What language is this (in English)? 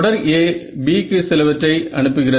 Tamil